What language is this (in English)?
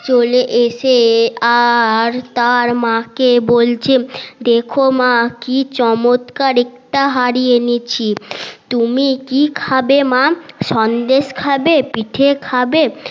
Bangla